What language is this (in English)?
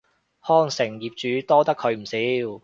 Cantonese